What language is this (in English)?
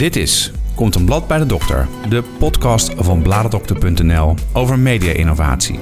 Dutch